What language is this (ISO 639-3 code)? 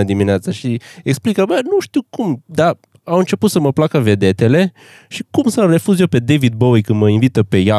ron